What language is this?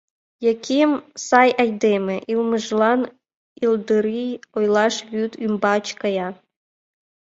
Mari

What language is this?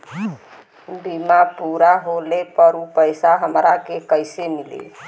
Bhojpuri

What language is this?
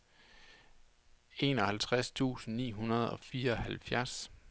Danish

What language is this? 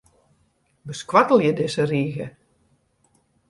Western Frisian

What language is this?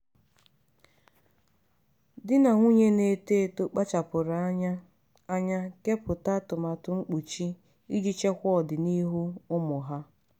Igbo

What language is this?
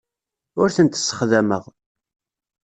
Kabyle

